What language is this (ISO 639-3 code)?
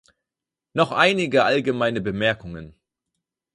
deu